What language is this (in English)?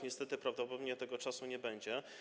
Polish